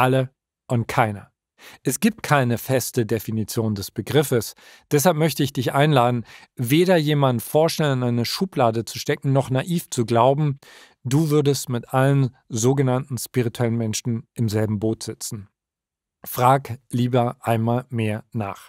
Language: German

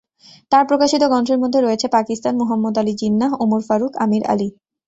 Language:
Bangla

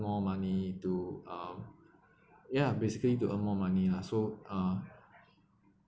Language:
English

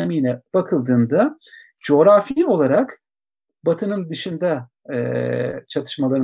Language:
Turkish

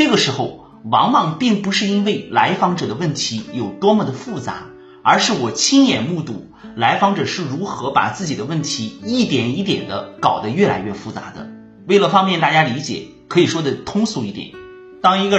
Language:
Chinese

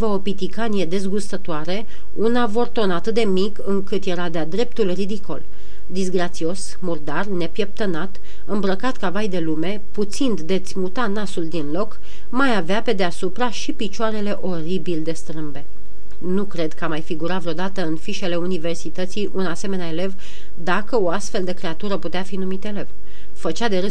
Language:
Romanian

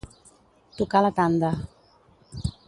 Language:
Catalan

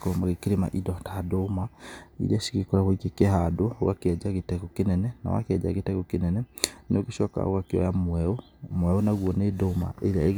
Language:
Kikuyu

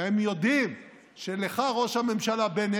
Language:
Hebrew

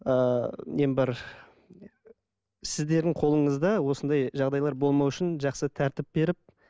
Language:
Kazakh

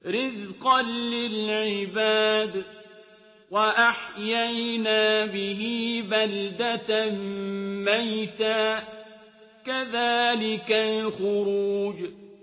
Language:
Arabic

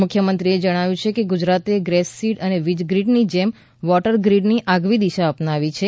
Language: Gujarati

